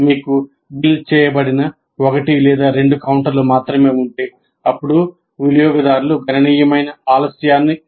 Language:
Telugu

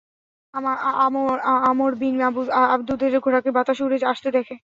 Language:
Bangla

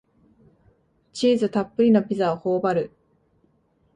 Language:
Japanese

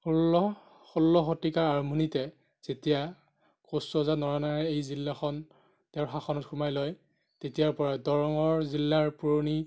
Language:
Assamese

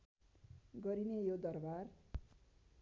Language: Nepali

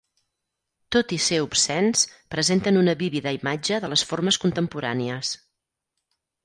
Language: Catalan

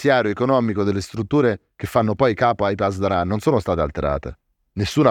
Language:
Italian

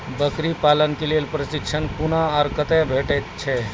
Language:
Maithili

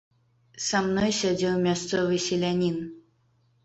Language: Belarusian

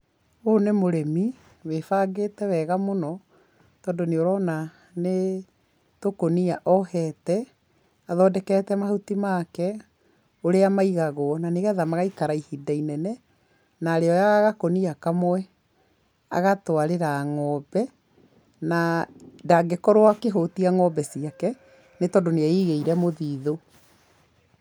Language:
Kikuyu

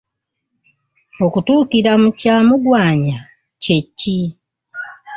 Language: Ganda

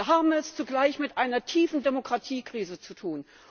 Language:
German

